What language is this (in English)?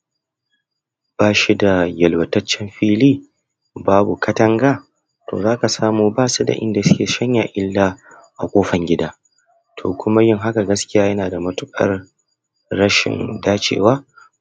Hausa